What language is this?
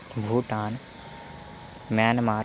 Sanskrit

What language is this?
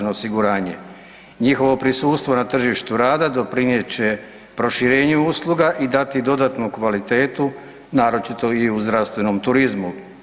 Croatian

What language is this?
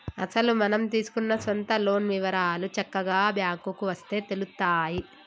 Telugu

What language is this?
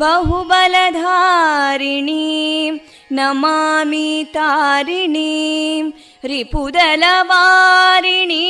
Kannada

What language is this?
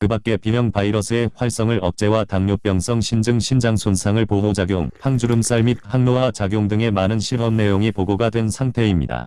Korean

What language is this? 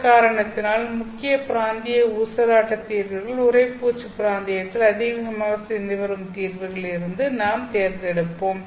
Tamil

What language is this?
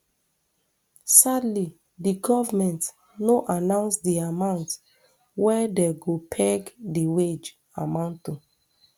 Nigerian Pidgin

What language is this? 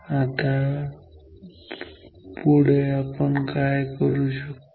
Marathi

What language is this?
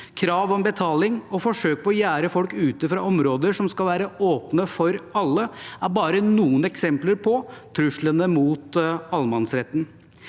Norwegian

